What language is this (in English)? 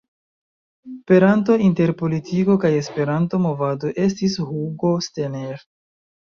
Esperanto